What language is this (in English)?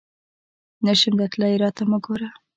Pashto